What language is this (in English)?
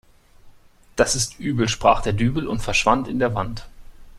German